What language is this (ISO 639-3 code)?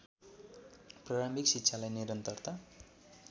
nep